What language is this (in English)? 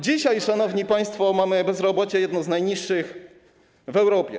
Polish